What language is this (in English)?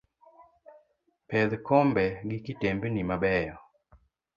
Luo (Kenya and Tanzania)